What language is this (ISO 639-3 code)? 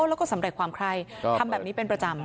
tha